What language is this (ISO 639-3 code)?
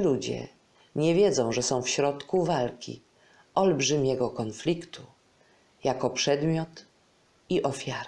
pol